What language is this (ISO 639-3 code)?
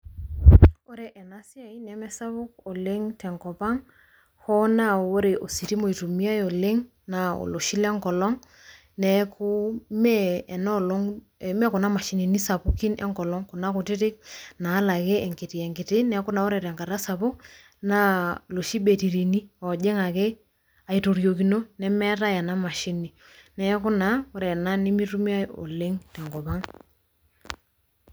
mas